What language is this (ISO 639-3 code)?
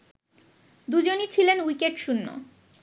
ben